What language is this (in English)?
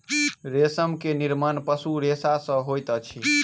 Maithili